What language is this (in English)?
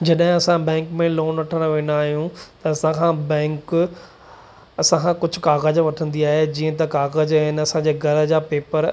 Sindhi